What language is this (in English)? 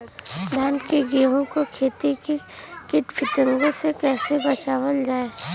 Bhojpuri